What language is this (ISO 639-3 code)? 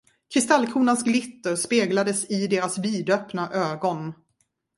swe